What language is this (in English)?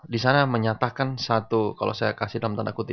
Indonesian